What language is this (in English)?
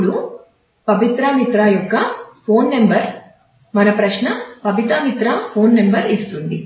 Telugu